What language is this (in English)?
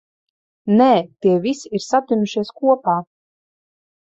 Latvian